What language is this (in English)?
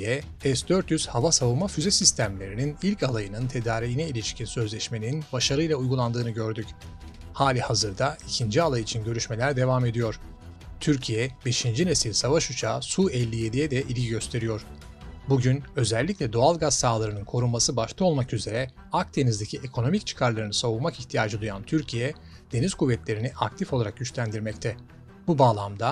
Turkish